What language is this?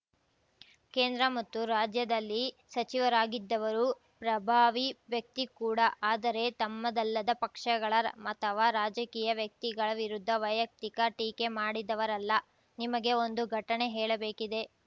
Kannada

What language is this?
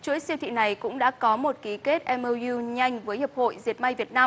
Vietnamese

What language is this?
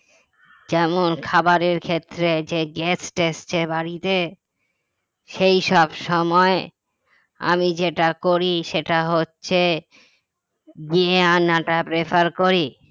Bangla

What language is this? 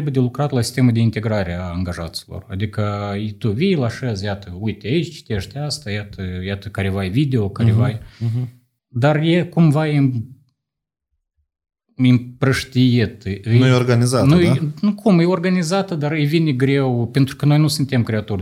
Romanian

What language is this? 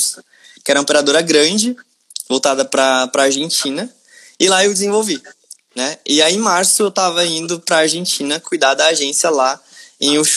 Portuguese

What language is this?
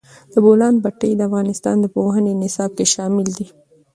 Pashto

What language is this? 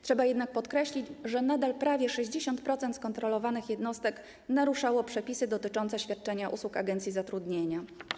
Polish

